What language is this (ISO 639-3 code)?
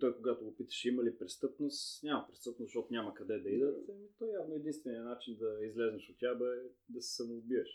bul